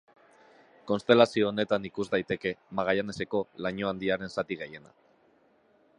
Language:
Basque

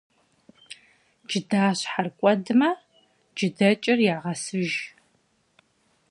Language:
Kabardian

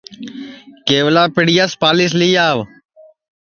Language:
Sansi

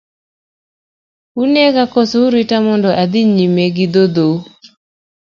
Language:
Luo (Kenya and Tanzania)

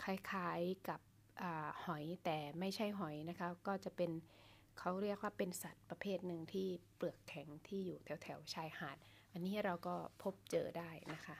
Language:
Thai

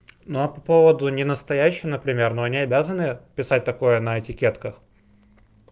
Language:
Russian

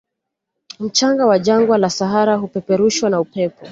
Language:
Swahili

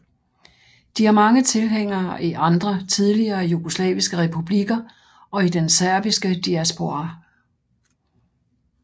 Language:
Danish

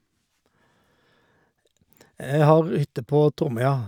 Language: Norwegian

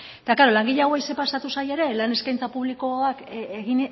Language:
Basque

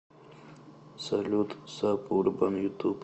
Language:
Russian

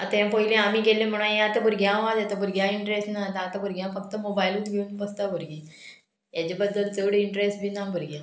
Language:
Konkani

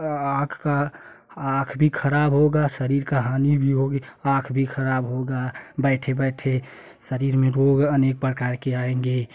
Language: Hindi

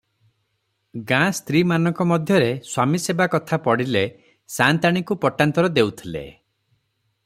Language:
Odia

